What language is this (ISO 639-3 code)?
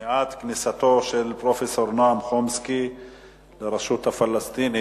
heb